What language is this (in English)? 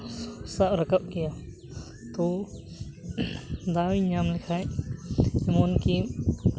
Santali